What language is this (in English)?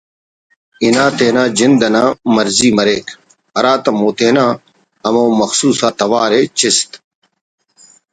Brahui